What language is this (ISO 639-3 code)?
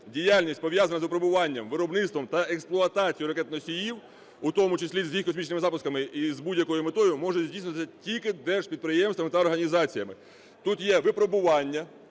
ukr